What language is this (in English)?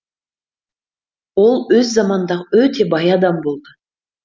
Kazakh